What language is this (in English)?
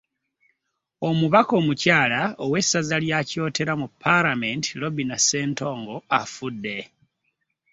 Ganda